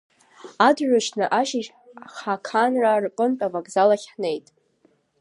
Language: Abkhazian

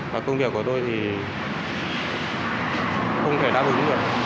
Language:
Vietnamese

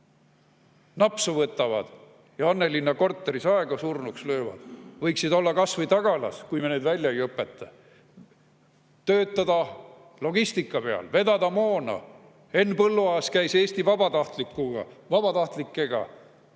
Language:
Estonian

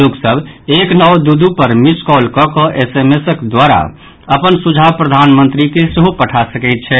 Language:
Maithili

